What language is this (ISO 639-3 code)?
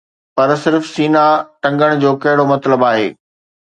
snd